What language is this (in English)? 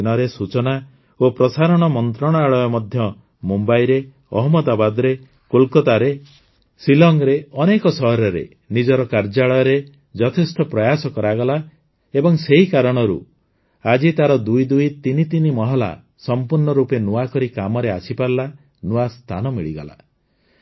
Odia